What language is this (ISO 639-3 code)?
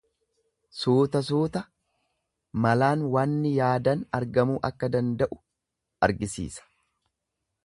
orm